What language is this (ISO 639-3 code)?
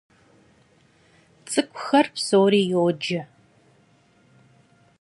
kbd